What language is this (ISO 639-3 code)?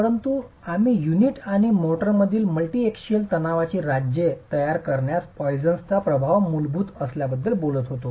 mar